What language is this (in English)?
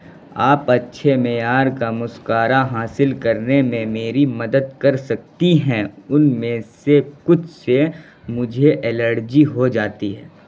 Urdu